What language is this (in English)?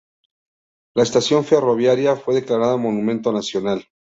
Spanish